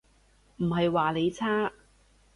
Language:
Cantonese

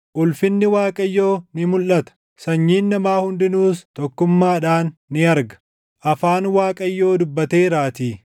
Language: Oromo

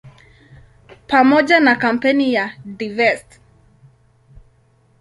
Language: Swahili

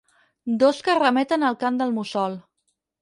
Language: Catalan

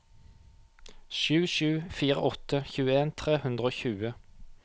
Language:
Norwegian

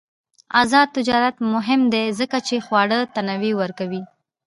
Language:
Pashto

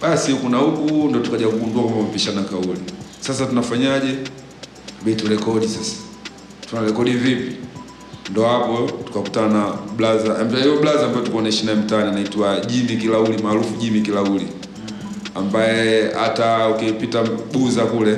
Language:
Swahili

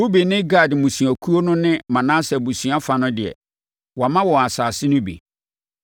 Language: Akan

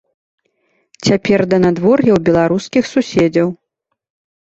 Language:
Belarusian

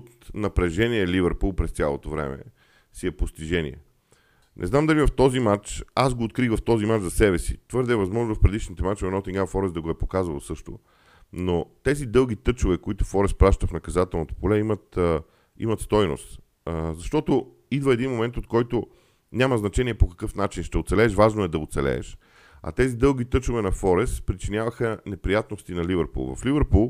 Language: Bulgarian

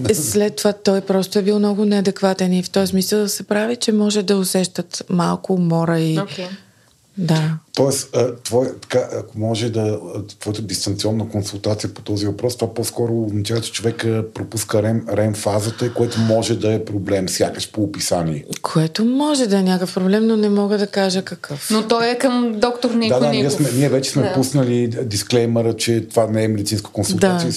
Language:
Bulgarian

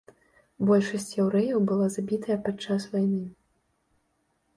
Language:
Belarusian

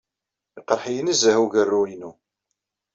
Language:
Kabyle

